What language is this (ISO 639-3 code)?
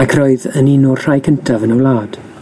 cym